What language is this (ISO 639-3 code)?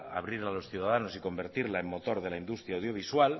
spa